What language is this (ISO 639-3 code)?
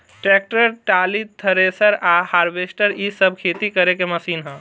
bho